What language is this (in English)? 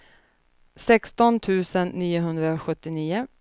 Swedish